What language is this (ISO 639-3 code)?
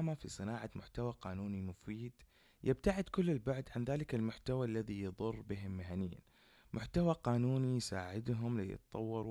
ara